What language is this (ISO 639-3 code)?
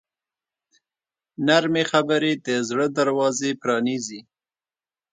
pus